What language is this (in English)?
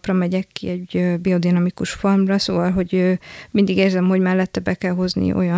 Hungarian